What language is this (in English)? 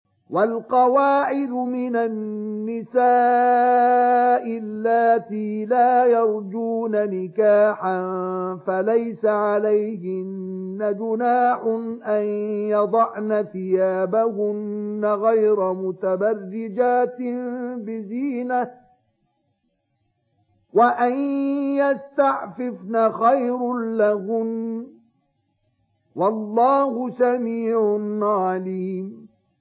Arabic